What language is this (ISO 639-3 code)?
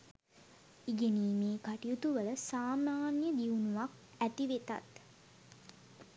sin